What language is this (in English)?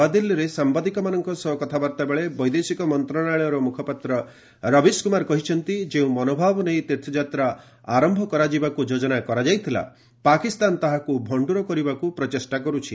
Odia